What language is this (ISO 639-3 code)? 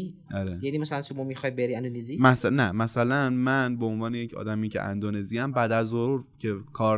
fas